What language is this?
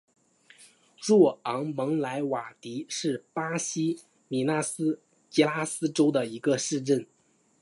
Chinese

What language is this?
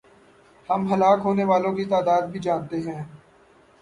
Urdu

